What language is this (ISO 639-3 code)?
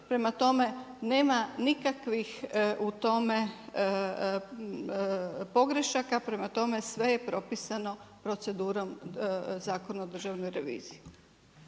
hrv